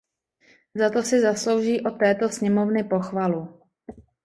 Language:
Czech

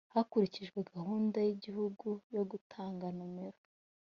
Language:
Kinyarwanda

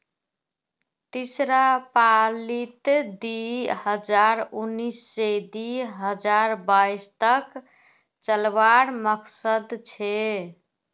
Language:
Magahi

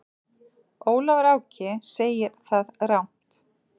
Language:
Icelandic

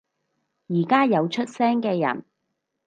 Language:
Cantonese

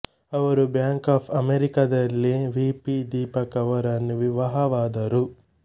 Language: Kannada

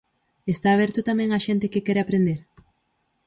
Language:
Galician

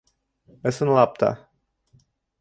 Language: Bashkir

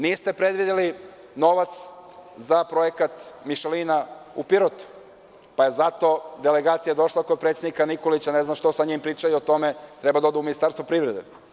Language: Serbian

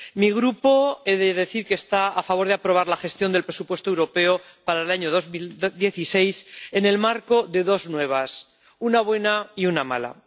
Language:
Spanish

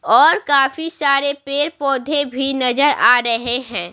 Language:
Hindi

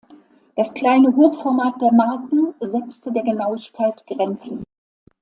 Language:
German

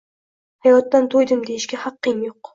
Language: Uzbek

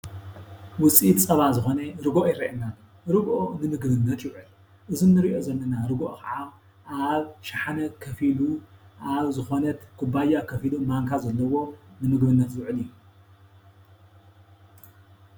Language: Tigrinya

